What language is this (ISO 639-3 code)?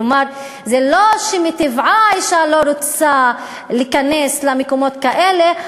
heb